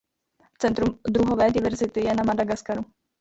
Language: Czech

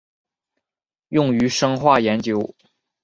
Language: Chinese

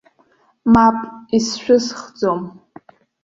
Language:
Abkhazian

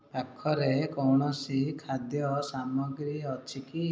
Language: Odia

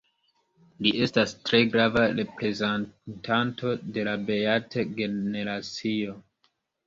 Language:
Esperanto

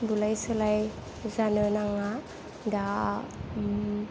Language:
Bodo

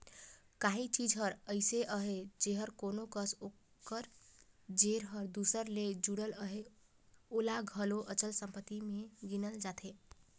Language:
Chhattisgarhi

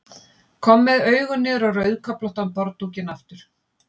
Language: Icelandic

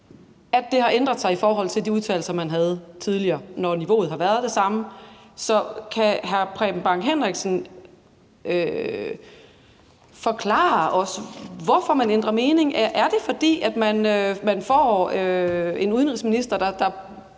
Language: Danish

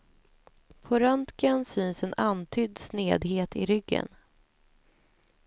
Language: Swedish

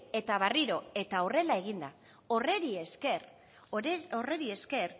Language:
Basque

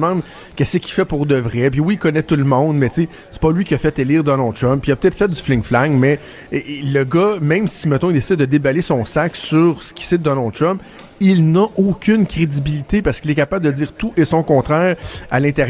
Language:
French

